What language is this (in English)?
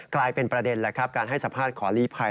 Thai